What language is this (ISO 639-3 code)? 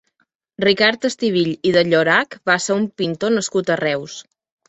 cat